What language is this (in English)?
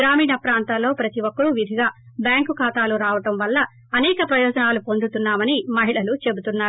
Telugu